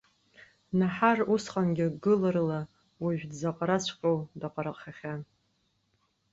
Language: Abkhazian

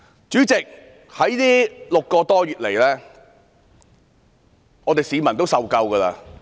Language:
Cantonese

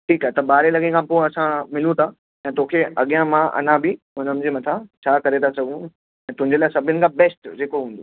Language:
Sindhi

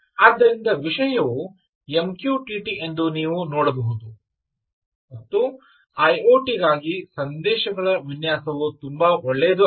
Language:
Kannada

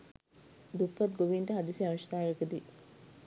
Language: Sinhala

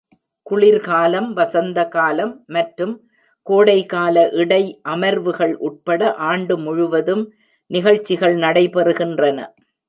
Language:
Tamil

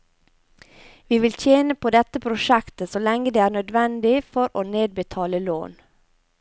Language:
Norwegian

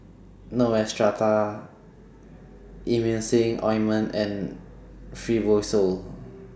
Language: English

